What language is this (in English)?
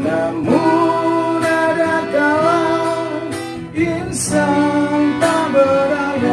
Indonesian